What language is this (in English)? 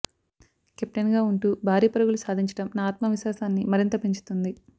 Telugu